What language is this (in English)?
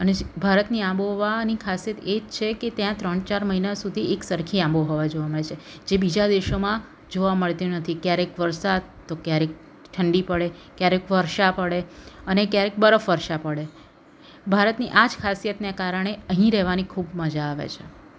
Gujarati